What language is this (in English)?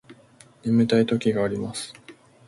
Japanese